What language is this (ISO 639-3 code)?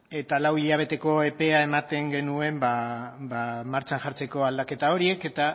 eus